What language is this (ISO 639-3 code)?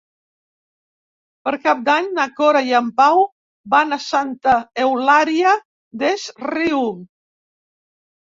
cat